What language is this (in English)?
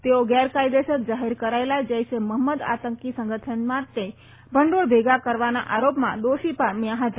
Gujarati